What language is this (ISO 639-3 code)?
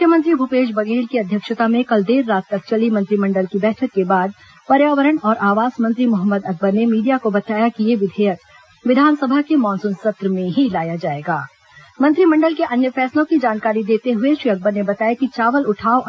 hin